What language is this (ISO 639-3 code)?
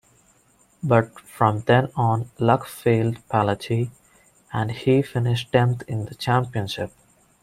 eng